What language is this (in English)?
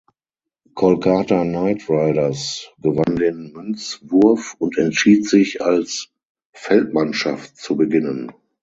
German